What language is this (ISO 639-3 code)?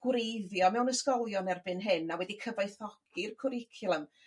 cym